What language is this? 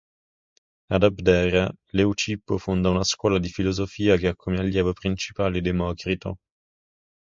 Italian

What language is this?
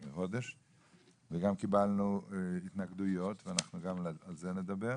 Hebrew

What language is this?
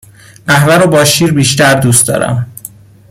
Persian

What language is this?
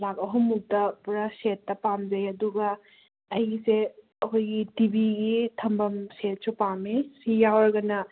Manipuri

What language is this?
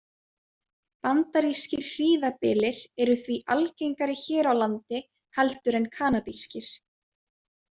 Icelandic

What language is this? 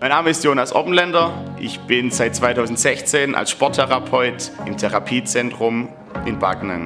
German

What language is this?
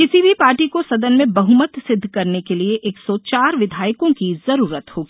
Hindi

